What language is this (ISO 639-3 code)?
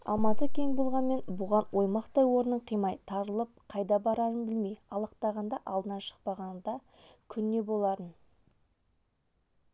kaz